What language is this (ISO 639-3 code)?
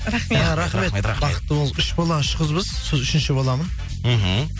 kaz